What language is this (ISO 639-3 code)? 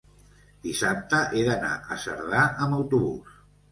cat